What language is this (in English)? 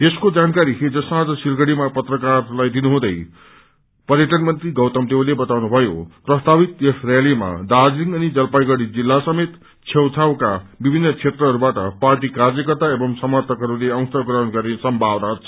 Nepali